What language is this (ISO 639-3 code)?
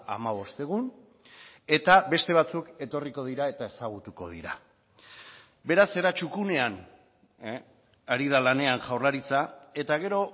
eus